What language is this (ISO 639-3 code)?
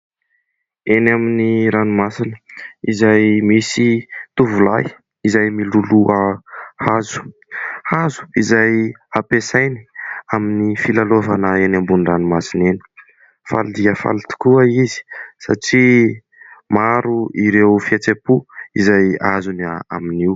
mlg